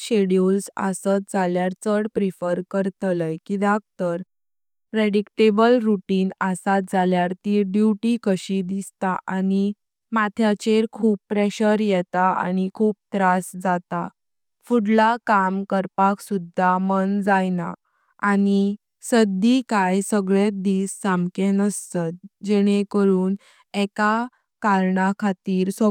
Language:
Konkani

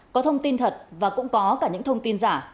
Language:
Vietnamese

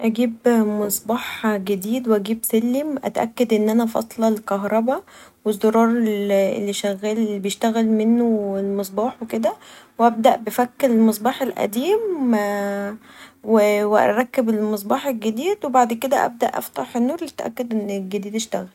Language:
Egyptian Arabic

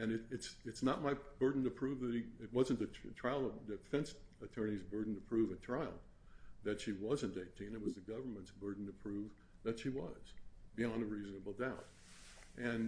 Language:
English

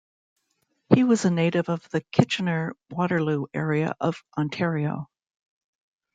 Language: English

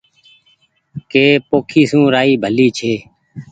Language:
Goaria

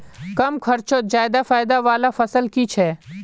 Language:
Magahi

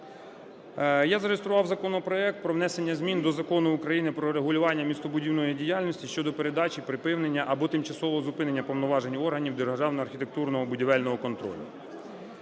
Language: Ukrainian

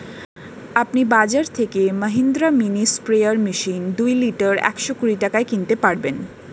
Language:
Bangla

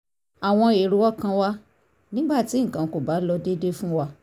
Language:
Yoruba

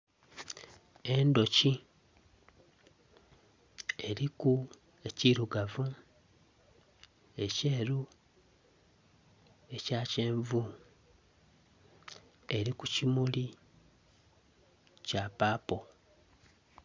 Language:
Soga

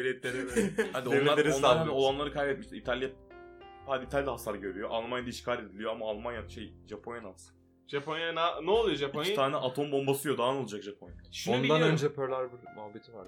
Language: Turkish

